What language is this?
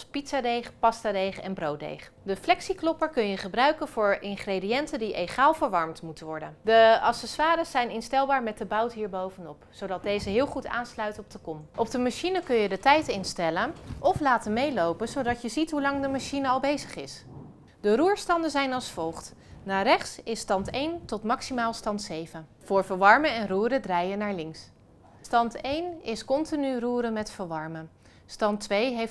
Dutch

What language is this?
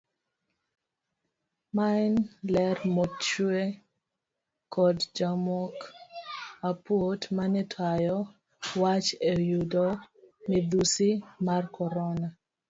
Luo (Kenya and Tanzania)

